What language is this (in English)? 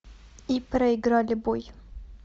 Russian